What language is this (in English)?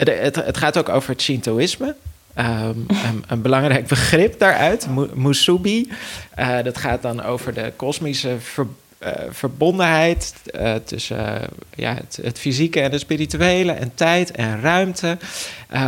Dutch